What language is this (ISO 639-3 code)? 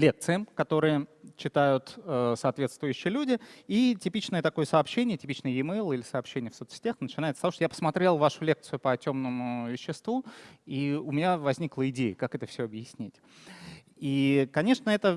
rus